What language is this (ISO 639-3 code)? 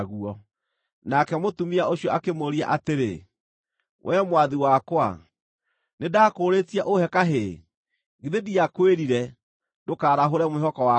kik